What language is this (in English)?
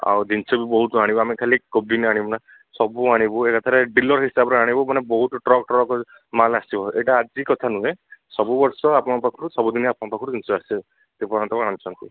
Odia